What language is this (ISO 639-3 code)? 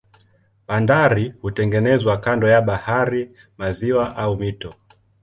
swa